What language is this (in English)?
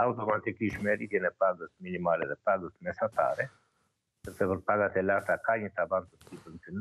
Italian